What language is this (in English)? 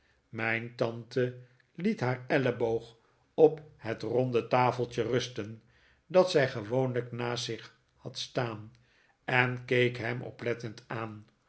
Dutch